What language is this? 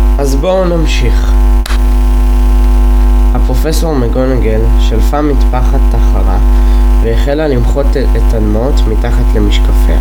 Hebrew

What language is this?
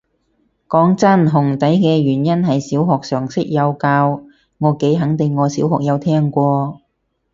Cantonese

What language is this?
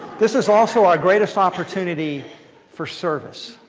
English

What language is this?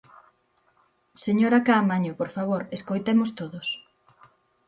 Galician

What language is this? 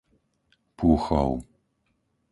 Slovak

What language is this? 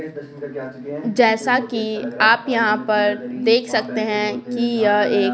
Hindi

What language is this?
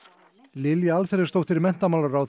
Icelandic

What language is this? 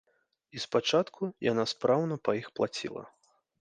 Belarusian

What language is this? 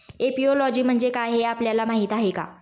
Marathi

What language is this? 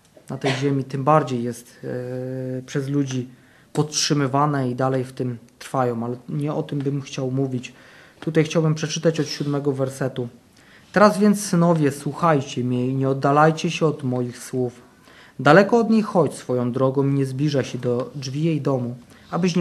Polish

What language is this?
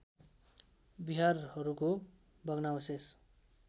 Nepali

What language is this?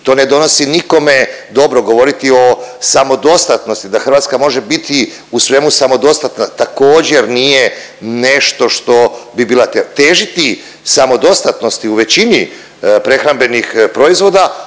Croatian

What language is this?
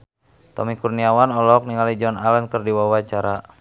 Sundanese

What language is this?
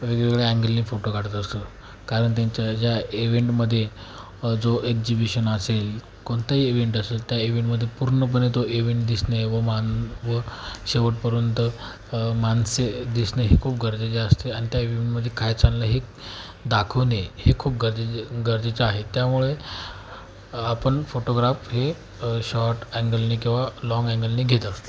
Marathi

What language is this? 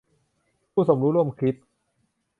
Thai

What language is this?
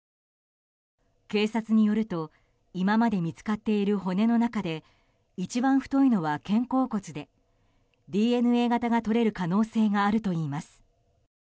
Japanese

